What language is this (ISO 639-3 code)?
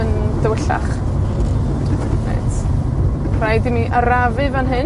cym